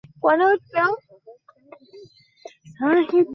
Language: Bangla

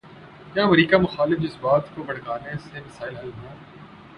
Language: Urdu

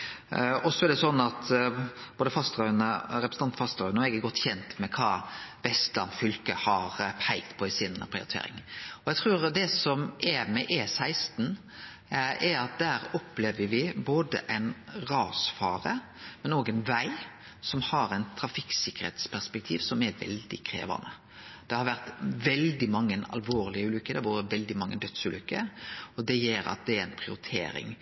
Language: Norwegian Nynorsk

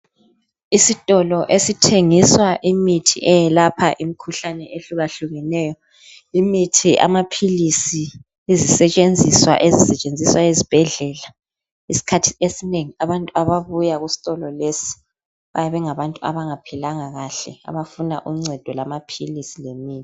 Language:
North Ndebele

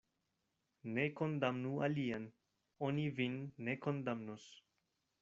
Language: Esperanto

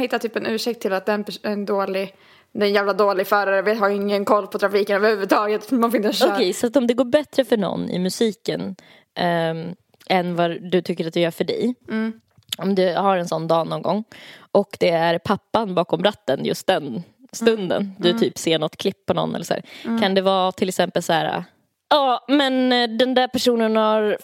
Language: Swedish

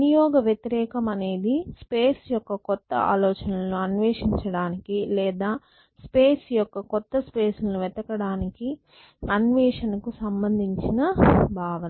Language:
Telugu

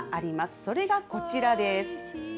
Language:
Japanese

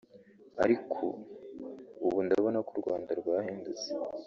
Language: Kinyarwanda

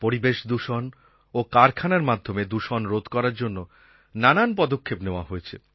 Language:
Bangla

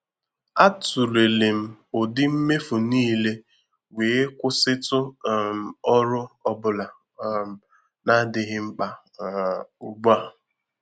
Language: Igbo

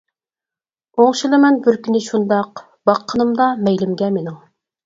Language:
Uyghur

